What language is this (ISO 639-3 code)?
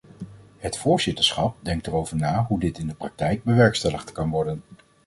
nld